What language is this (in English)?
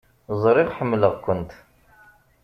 Kabyle